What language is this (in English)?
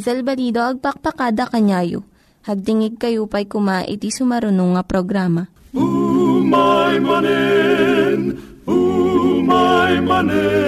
Filipino